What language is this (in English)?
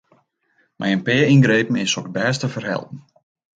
Western Frisian